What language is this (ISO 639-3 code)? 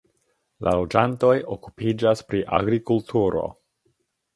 epo